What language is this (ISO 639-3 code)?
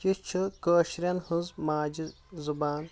kas